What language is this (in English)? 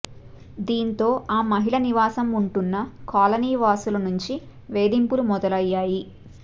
Telugu